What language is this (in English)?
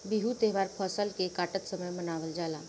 Bhojpuri